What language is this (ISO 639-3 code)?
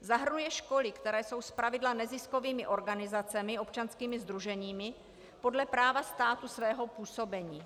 ces